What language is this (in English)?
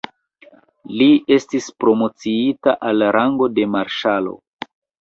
Esperanto